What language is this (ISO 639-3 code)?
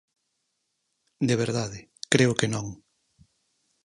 glg